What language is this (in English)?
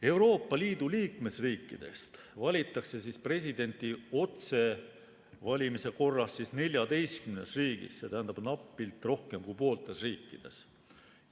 Estonian